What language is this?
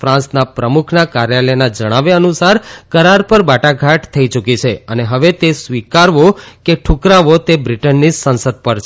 Gujarati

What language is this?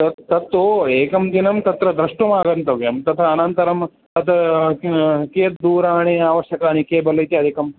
Sanskrit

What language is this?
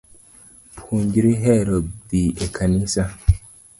Luo (Kenya and Tanzania)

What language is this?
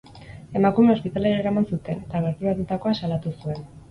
Basque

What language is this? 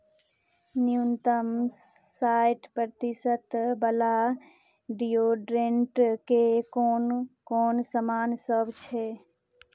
Maithili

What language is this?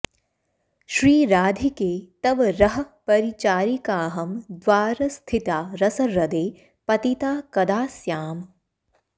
Sanskrit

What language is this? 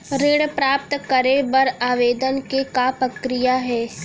Chhattisgarhi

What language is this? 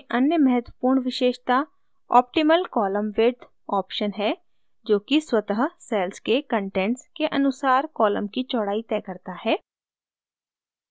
Hindi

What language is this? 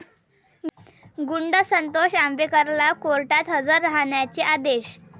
Marathi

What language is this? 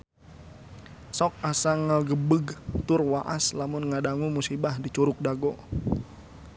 Sundanese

